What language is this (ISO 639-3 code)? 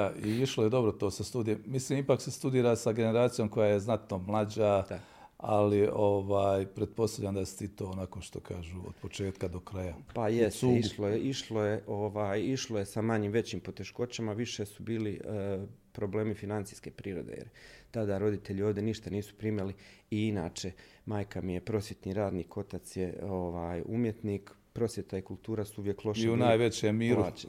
hrv